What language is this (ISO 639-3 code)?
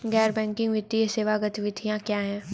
hin